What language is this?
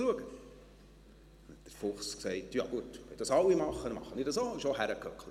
Swiss German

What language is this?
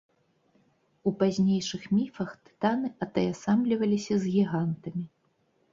Belarusian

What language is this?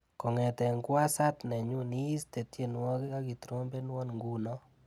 Kalenjin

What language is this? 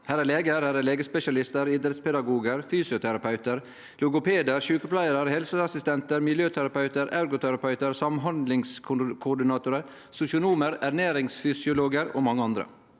Norwegian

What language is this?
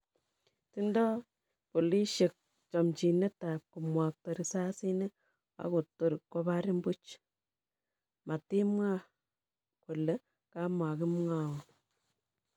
Kalenjin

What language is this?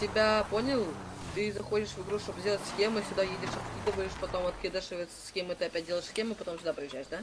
Russian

